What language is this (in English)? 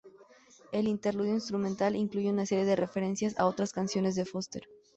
Spanish